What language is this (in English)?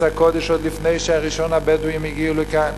Hebrew